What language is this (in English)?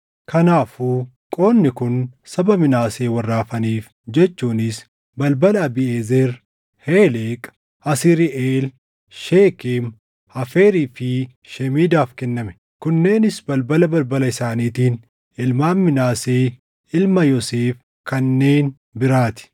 Oromo